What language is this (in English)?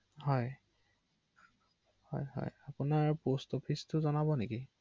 Assamese